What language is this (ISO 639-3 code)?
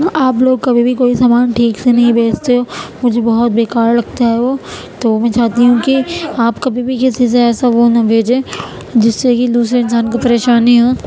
urd